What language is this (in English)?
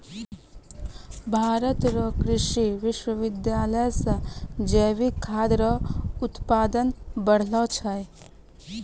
Maithili